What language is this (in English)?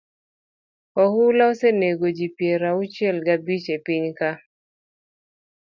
Luo (Kenya and Tanzania)